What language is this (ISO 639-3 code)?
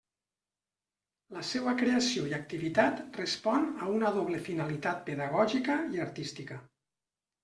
cat